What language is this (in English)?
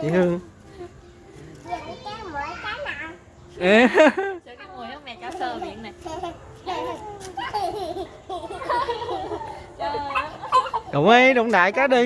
Vietnamese